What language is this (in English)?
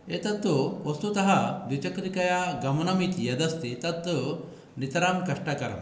Sanskrit